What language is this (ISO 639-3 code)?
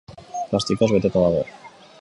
eus